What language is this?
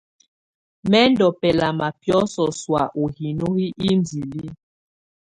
Tunen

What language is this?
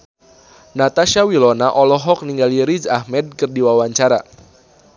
Sundanese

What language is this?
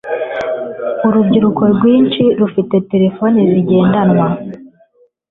Kinyarwanda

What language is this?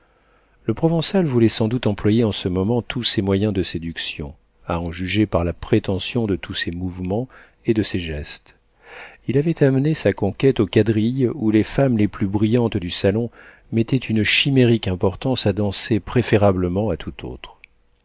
French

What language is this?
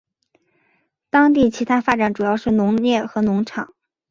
Chinese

